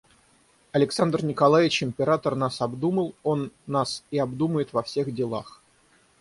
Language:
Russian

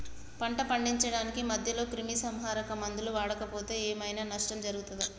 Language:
Telugu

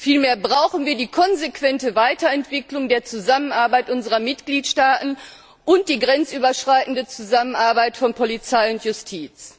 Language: German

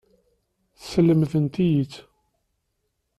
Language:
Kabyle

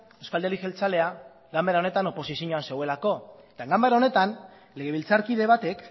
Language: Basque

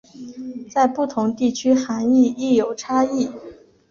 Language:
Chinese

